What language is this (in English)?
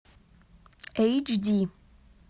Russian